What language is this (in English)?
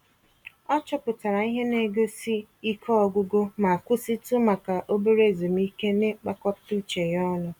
Igbo